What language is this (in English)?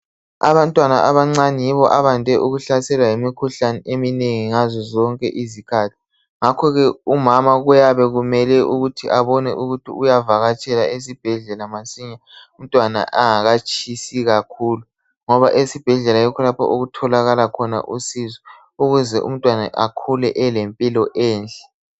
North Ndebele